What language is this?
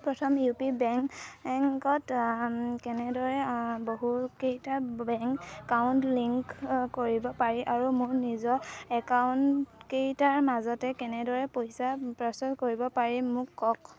Assamese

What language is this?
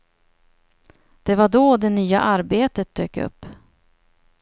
Swedish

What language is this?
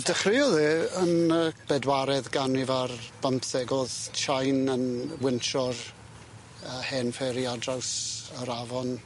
Welsh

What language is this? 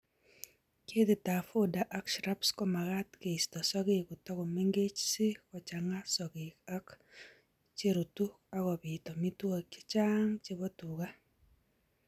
Kalenjin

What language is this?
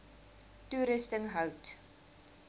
Afrikaans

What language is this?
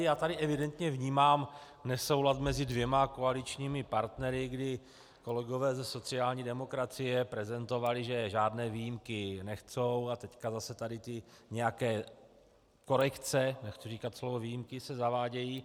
Czech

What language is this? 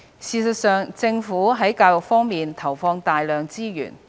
Cantonese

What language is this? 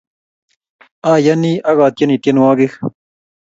Kalenjin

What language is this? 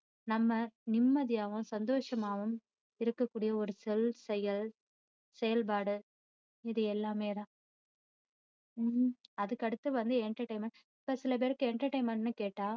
Tamil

